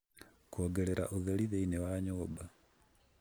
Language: Kikuyu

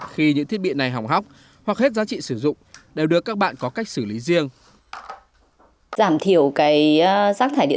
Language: Vietnamese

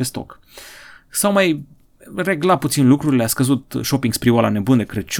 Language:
Romanian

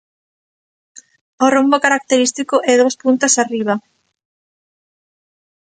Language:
Galician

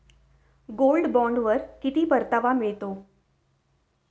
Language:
Marathi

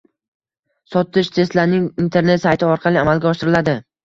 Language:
Uzbek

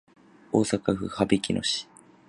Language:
Japanese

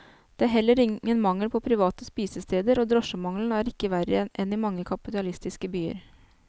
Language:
Norwegian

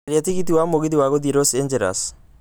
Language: Kikuyu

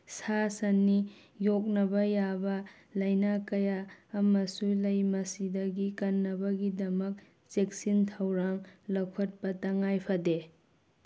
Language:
Manipuri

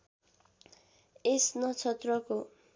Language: Nepali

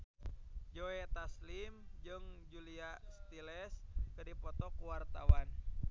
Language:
Sundanese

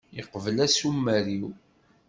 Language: Kabyle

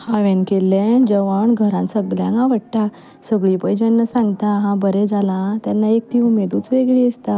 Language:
Konkani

